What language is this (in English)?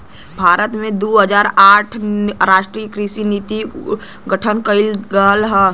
Bhojpuri